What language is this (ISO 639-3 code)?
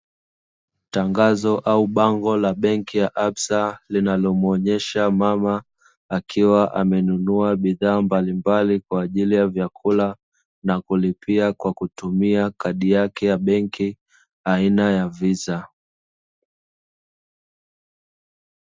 swa